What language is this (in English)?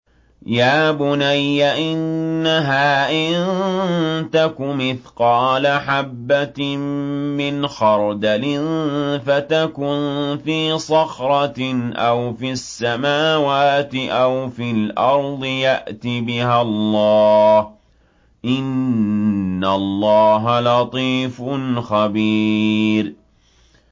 Arabic